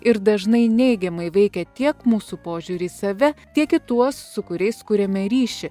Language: Lithuanian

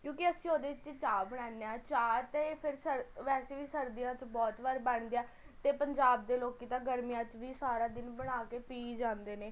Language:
Punjabi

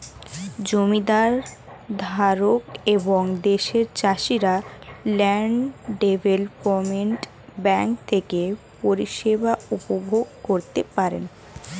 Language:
Bangla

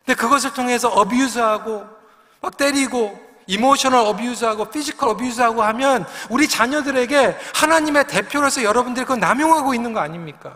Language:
Korean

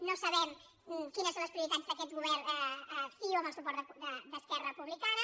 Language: Catalan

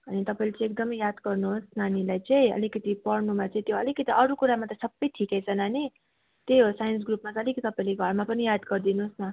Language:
Nepali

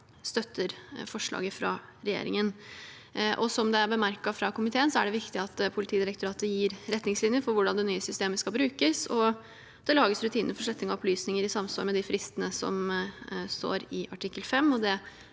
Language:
Norwegian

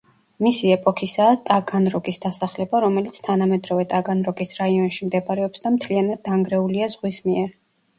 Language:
Georgian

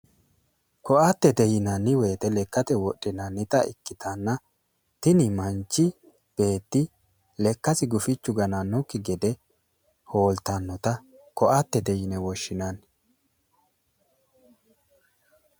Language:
Sidamo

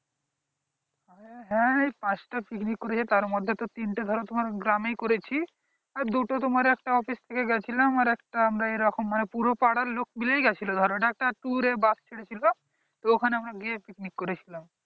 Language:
Bangla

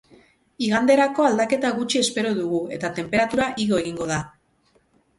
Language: Basque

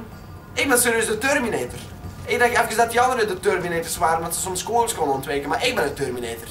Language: Dutch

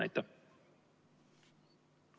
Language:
Estonian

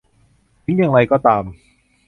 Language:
Thai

